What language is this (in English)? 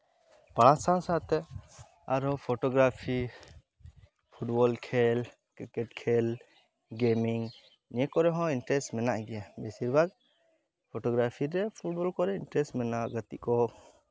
Santali